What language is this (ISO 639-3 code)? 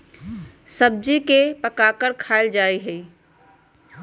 mag